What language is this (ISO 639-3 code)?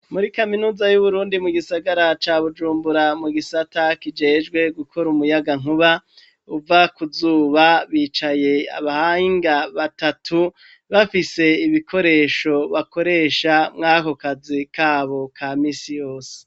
run